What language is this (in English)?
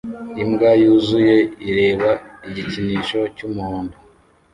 Kinyarwanda